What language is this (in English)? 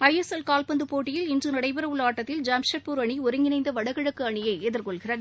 Tamil